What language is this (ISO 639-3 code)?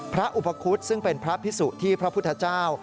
tha